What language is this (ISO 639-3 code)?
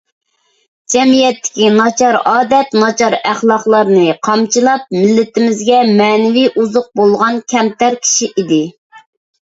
uig